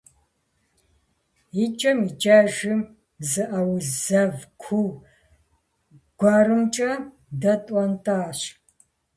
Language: Kabardian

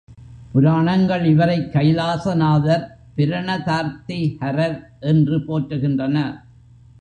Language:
Tamil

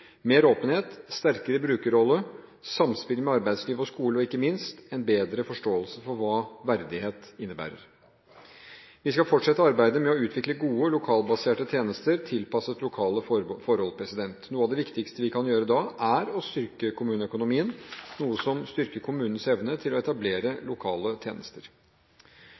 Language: Norwegian Bokmål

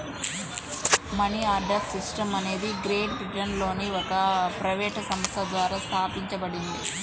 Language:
Telugu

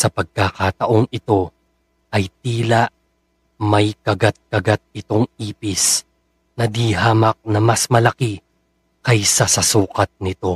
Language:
Filipino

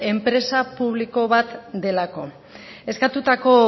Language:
Basque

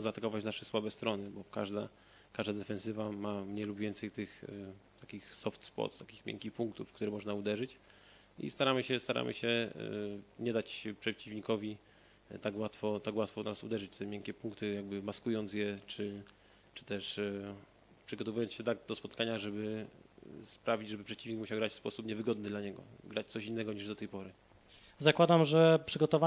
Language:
Polish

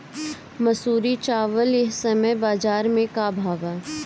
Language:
Bhojpuri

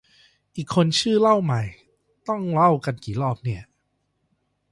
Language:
Thai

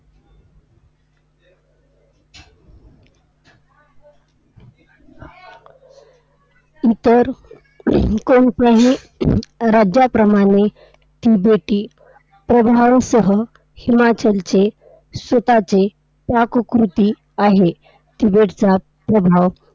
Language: Marathi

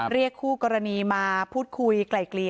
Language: Thai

